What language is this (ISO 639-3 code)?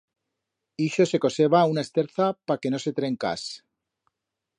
arg